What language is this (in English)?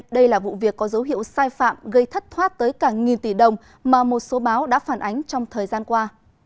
Vietnamese